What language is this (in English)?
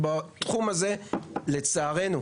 Hebrew